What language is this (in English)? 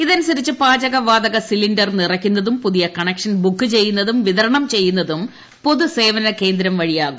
Malayalam